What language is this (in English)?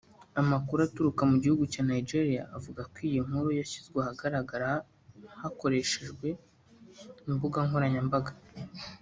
Kinyarwanda